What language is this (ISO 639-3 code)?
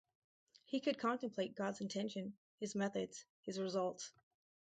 eng